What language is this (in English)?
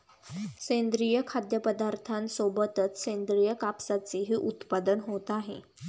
Marathi